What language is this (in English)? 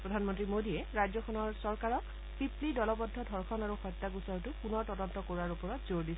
Assamese